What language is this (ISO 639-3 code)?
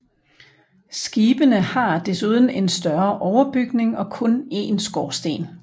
dan